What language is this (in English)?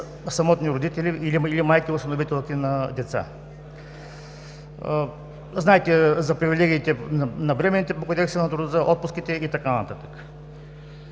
Bulgarian